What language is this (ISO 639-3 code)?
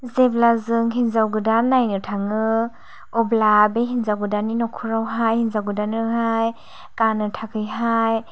brx